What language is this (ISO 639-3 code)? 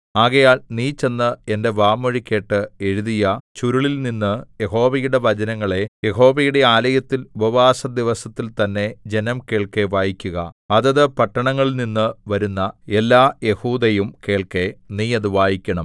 mal